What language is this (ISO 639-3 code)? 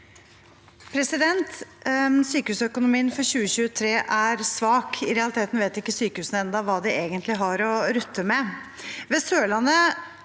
nor